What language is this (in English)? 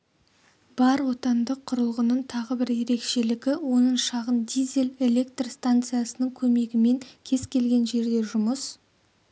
Kazakh